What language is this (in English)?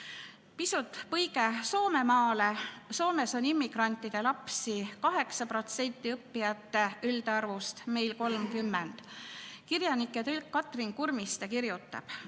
Estonian